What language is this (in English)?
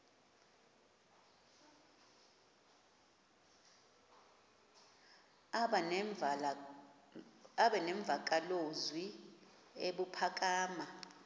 Xhosa